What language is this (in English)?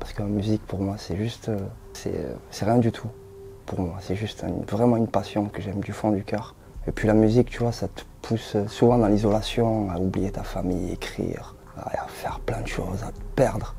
French